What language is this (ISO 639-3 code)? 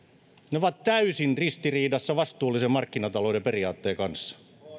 fin